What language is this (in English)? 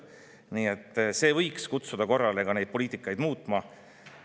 Estonian